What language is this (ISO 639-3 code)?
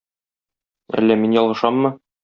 tat